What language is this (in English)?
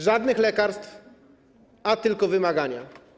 Polish